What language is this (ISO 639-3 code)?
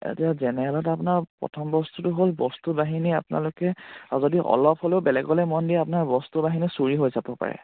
asm